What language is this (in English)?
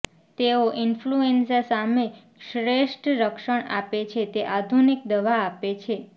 Gujarati